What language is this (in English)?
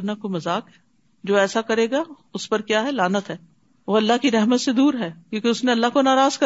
Urdu